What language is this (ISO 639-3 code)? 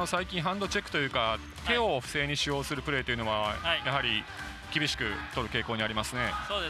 jpn